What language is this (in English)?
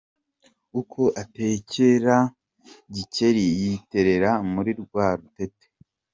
Kinyarwanda